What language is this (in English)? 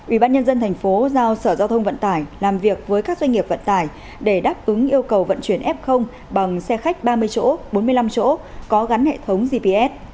Vietnamese